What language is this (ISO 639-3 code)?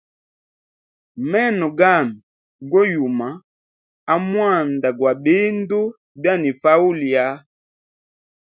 hem